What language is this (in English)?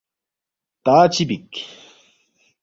Balti